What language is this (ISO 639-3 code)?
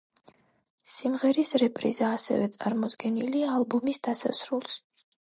kat